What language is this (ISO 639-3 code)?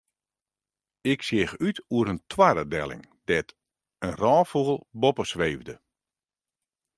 fry